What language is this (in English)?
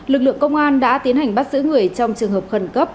Vietnamese